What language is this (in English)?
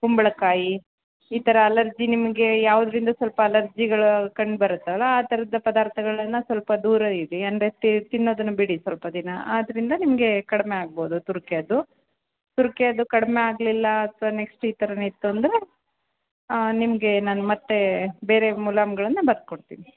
Kannada